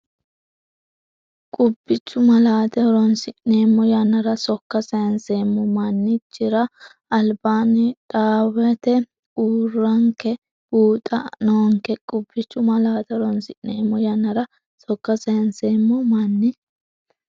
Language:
Sidamo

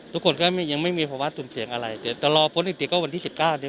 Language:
Thai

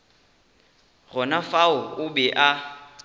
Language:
Northern Sotho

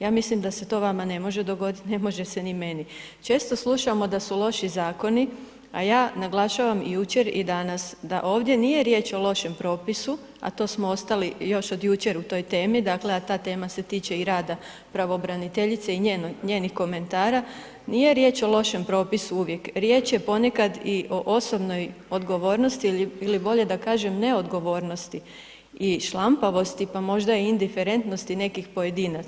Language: Croatian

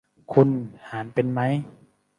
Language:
Thai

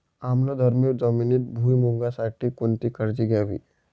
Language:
Marathi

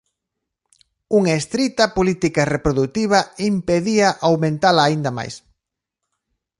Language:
Galician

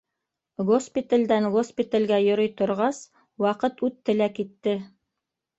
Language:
Bashkir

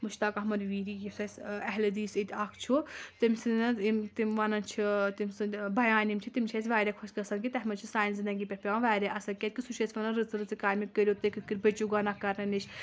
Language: Kashmiri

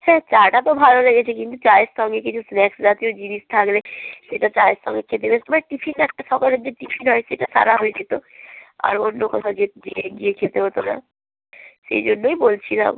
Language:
Bangla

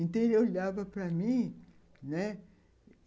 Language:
Portuguese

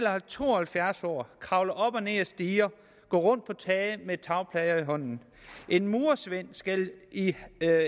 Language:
Danish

